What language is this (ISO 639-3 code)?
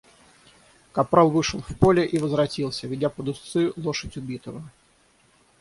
rus